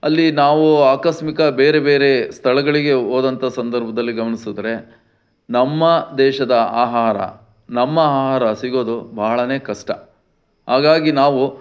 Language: Kannada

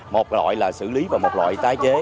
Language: Vietnamese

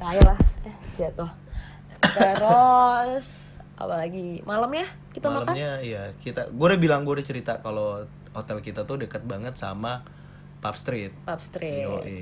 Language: Indonesian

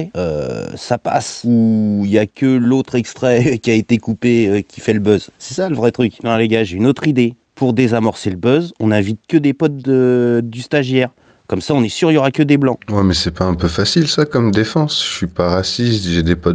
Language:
French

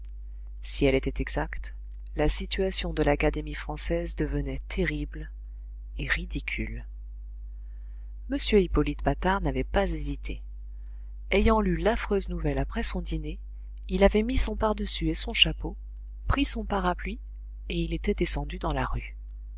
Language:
French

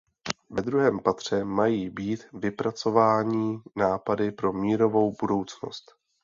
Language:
Czech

